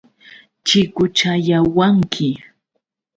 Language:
Yauyos Quechua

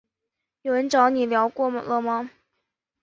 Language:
Chinese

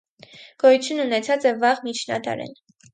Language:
Armenian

